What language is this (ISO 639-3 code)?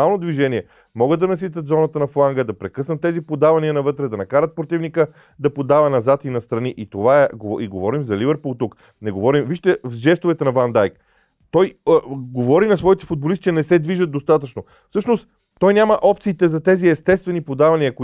bul